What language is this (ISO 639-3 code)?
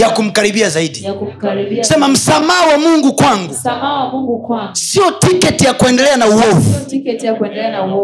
swa